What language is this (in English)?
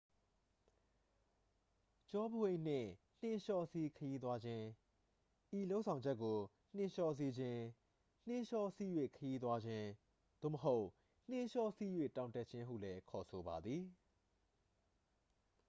Burmese